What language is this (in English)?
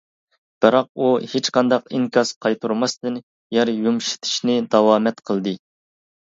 Uyghur